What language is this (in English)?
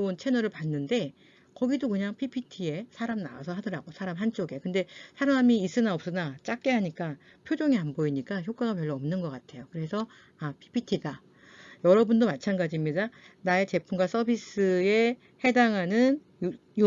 Korean